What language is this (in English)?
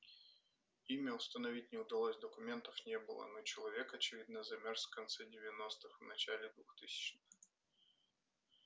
Russian